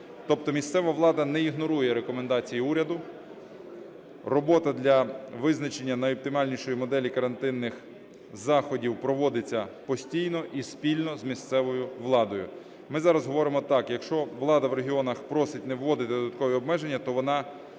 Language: Ukrainian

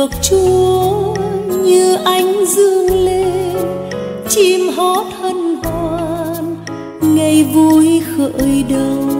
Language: Vietnamese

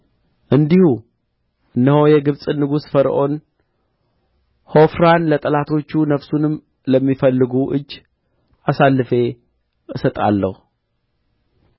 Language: Amharic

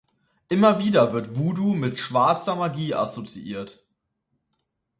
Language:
German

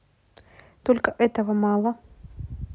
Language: Russian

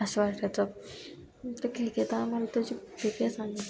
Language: Marathi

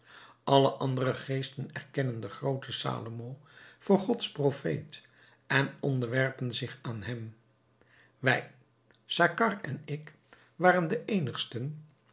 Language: Dutch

